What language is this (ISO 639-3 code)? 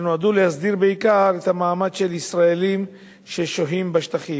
heb